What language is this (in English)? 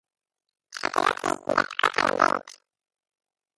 Hebrew